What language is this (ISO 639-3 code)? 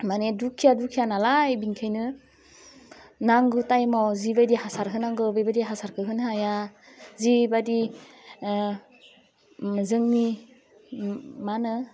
brx